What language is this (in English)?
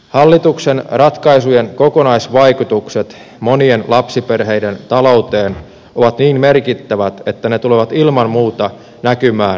Finnish